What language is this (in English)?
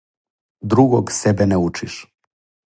Serbian